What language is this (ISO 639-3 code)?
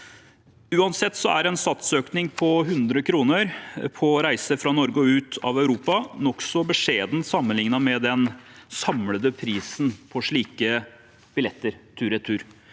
nor